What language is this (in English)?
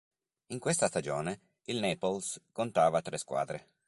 Italian